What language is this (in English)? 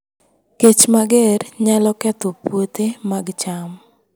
Luo (Kenya and Tanzania)